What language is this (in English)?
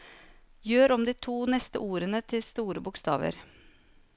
Norwegian